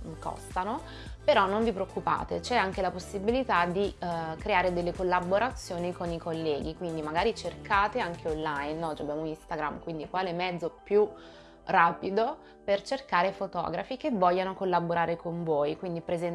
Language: Italian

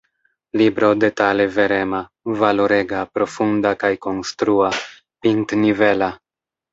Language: Esperanto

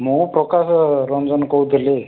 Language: Odia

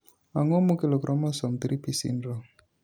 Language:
Luo (Kenya and Tanzania)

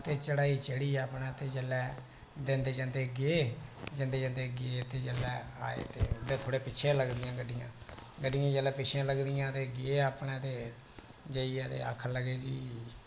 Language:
Dogri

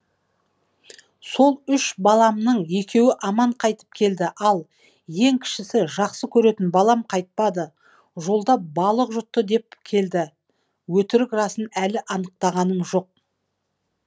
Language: Kazakh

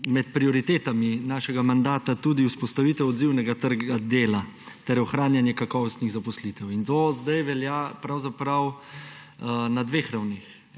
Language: Slovenian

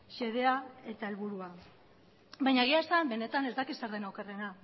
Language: Basque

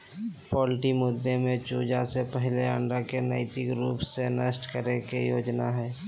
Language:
Magahi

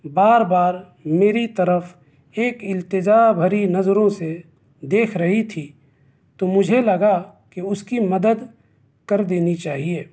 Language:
Urdu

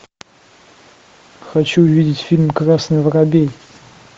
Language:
Russian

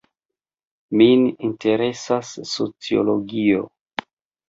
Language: Esperanto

